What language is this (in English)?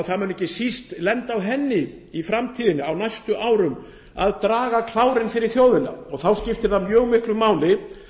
Icelandic